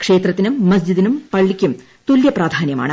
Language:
Malayalam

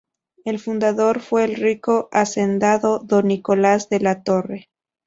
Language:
Spanish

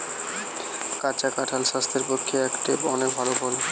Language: Bangla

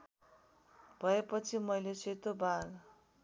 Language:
Nepali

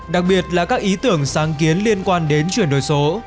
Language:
Vietnamese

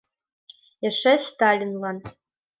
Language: Mari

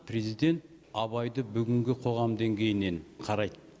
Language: Kazakh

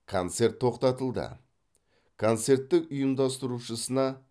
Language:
Kazakh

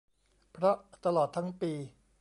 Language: Thai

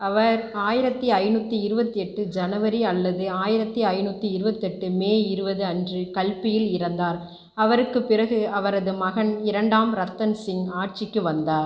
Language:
Tamil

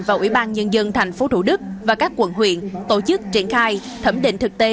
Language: Vietnamese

